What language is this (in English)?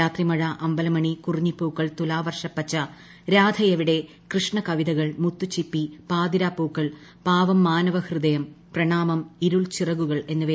Malayalam